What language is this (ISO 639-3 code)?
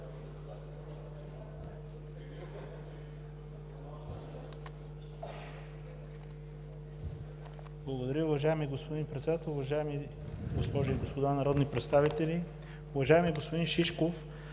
bul